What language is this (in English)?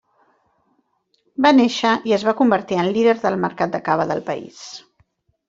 Catalan